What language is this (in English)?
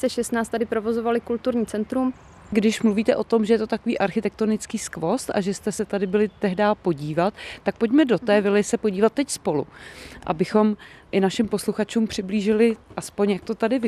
Czech